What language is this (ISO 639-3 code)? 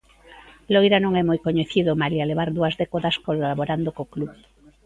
glg